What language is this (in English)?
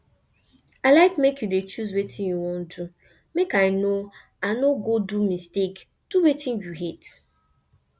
Nigerian Pidgin